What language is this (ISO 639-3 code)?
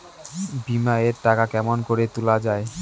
ben